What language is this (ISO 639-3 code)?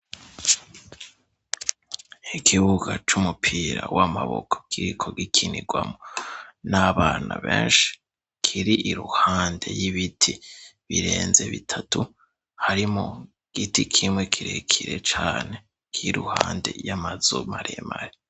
run